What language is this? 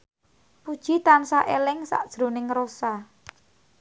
Javanese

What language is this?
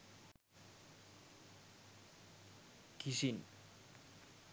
Sinhala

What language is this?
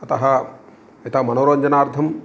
Sanskrit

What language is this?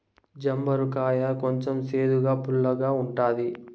Telugu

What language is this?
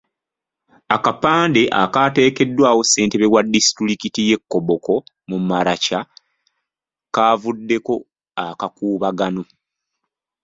Ganda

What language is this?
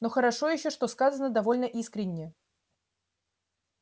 Russian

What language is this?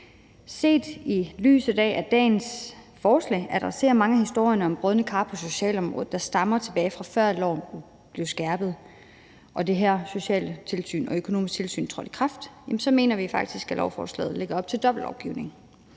Danish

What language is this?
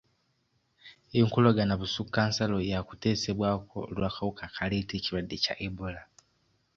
Ganda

